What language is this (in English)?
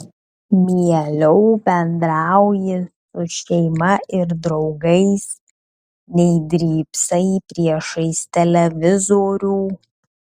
Lithuanian